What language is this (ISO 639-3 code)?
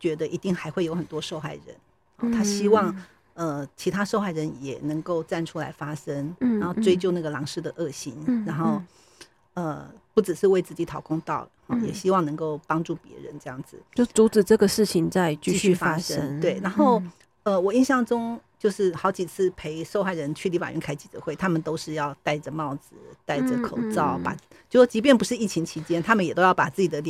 zho